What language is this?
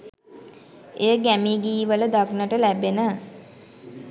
Sinhala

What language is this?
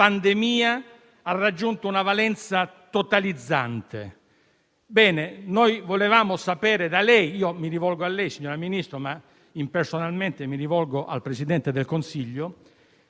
Italian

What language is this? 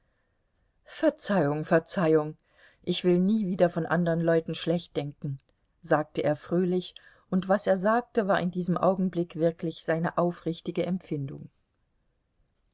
German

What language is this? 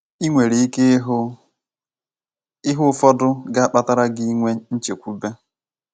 Igbo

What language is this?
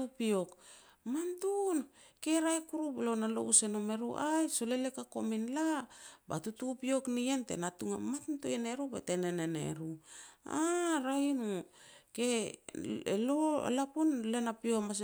Petats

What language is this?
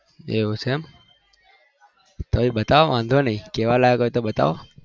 Gujarati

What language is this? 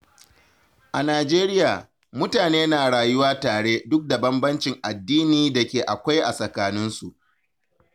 Hausa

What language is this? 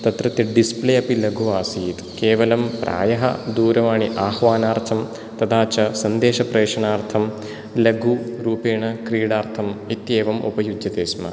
Sanskrit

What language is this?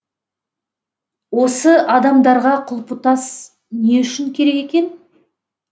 Kazakh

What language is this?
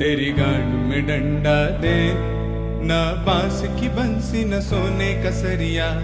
Hindi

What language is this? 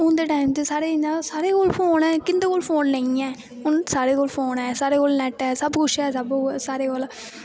Dogri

